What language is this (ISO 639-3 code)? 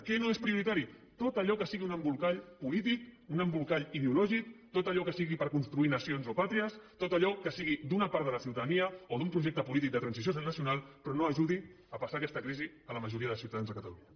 cat